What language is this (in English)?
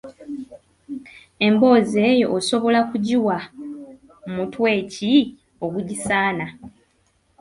Ganda